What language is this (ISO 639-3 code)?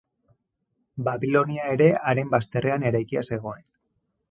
eus